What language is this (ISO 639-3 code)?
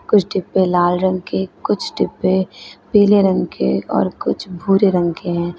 hin